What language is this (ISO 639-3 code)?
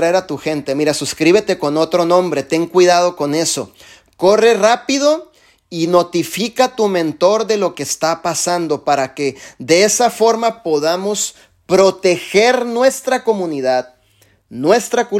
spa